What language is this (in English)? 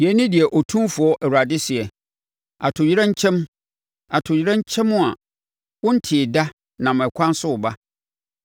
Akan